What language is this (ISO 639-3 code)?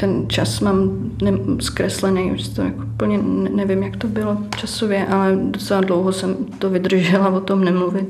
ces